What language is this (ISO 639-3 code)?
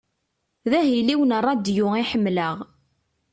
kab